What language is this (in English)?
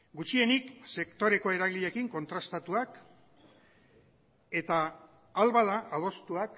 Basque